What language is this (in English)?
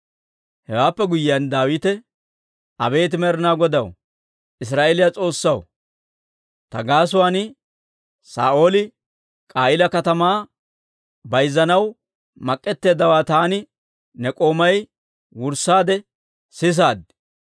Dawro